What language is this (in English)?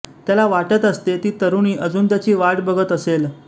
Marathi